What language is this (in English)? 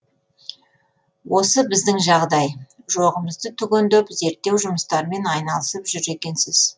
Kazakh